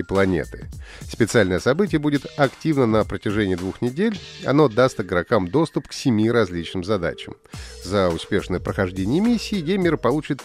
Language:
Russian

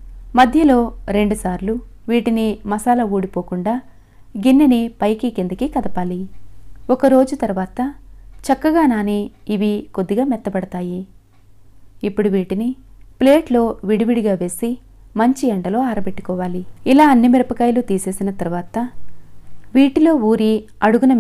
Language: Hindi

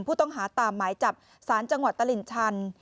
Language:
Thai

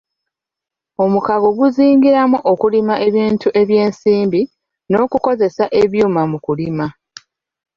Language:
Ganda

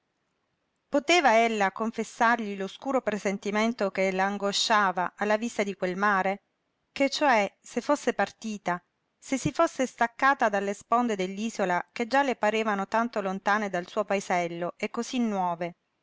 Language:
Italian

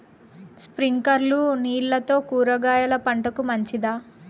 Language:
Telugu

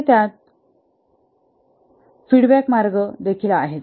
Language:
Marathi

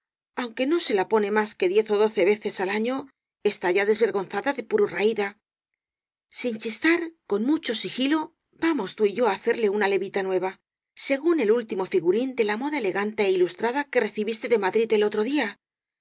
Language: Spanish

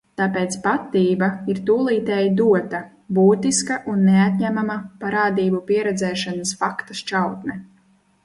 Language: Latvian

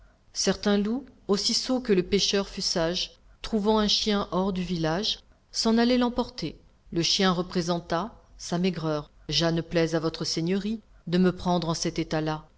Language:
French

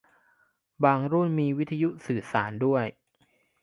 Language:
Thai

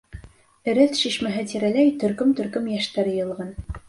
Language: Bashkir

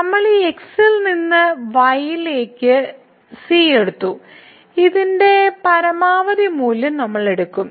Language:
Malayalam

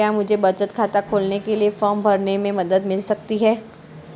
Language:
Hindi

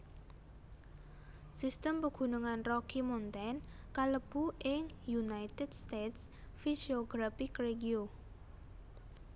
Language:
Javanese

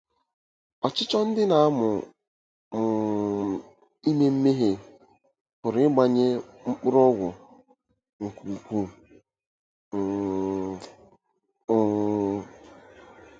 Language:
Igbo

